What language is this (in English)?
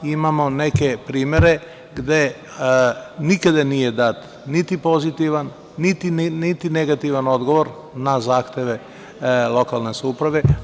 Serbian